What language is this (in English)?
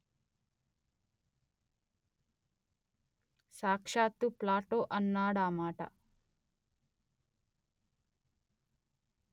Telugu